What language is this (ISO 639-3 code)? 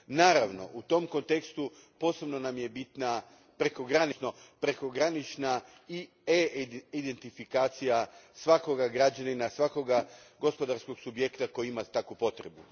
hrv